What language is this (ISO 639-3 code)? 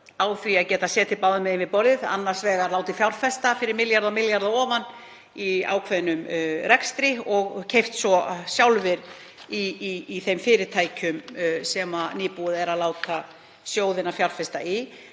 isl